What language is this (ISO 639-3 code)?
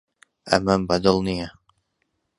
ckb